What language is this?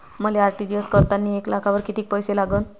Marathi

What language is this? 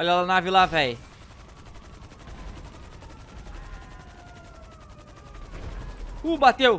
Portuguese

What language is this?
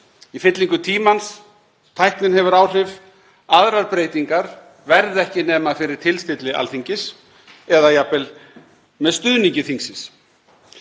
Icelandic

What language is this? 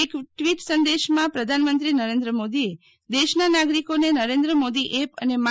Gujarati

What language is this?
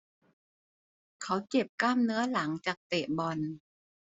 Thai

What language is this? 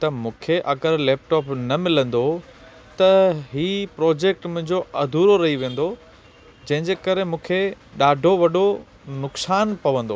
Sindhi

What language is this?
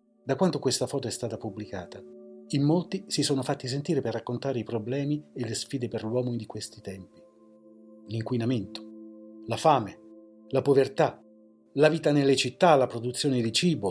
Italian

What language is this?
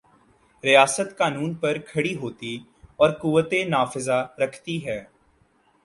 Urdu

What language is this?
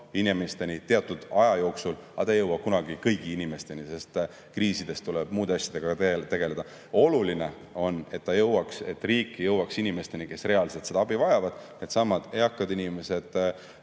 Estonian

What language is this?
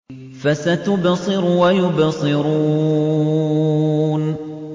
Arabic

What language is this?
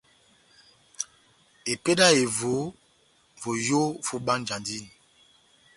Batanga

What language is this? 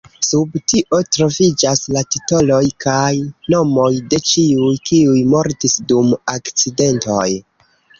Esperanto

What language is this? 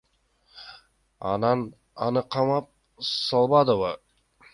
Kyrgyz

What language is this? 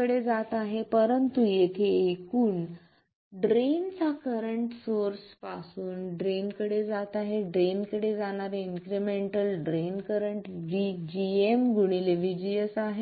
Marathi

